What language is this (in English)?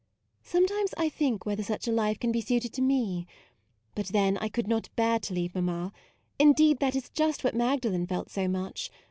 English